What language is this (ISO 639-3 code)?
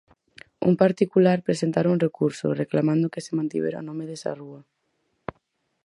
glg